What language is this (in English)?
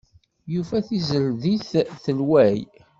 Kabyle